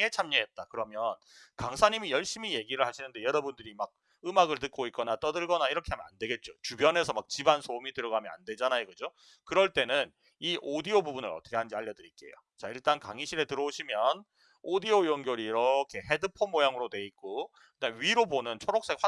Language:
Korean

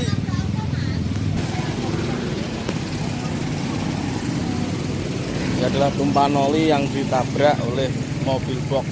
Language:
Indonesian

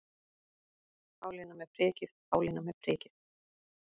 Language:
Icelandic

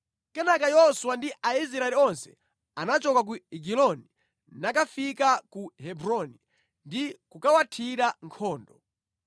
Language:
Nyanja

